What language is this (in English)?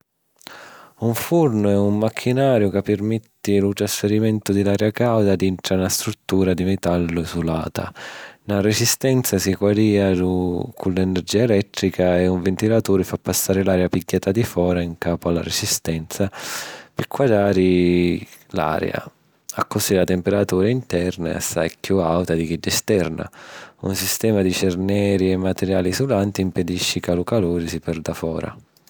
Sicilian